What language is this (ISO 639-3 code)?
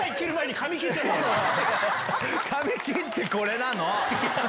jpn